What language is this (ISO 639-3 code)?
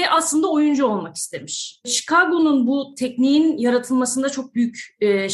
tur